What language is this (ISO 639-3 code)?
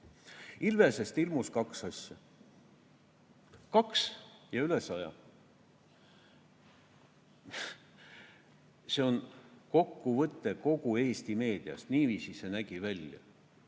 est